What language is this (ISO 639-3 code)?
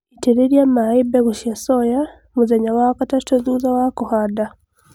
kik